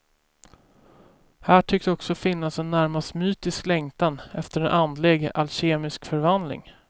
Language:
Swedish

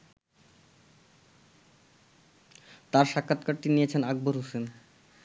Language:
Bangla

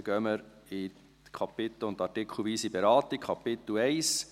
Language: Swiss German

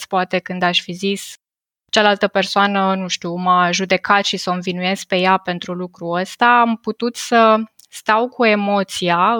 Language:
Romanian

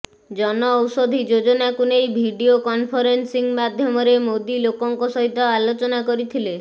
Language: Odia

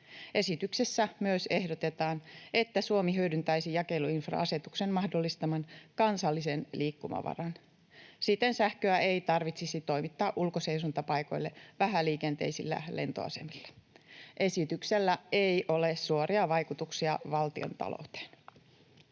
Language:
Finnish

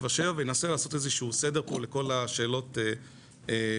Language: Hebrew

